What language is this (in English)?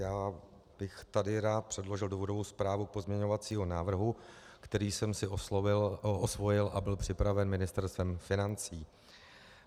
Czech